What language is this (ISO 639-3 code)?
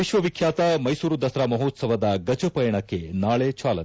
kan